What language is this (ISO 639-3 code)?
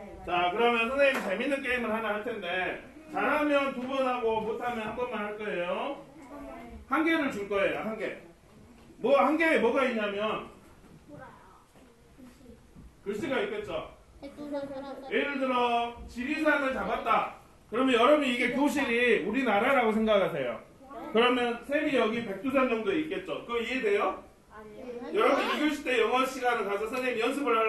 kor